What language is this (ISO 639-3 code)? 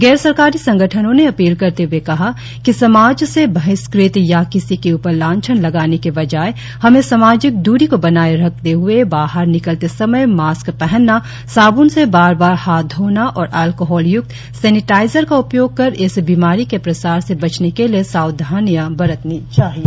hin